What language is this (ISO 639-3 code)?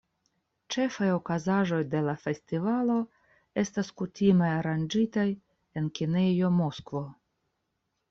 epo